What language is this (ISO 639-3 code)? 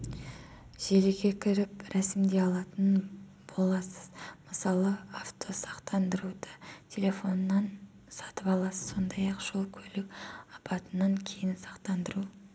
kaz